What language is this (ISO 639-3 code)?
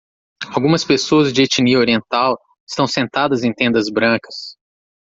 por